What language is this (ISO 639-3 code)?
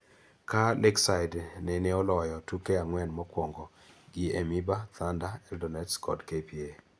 luo